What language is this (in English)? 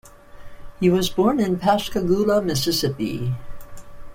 English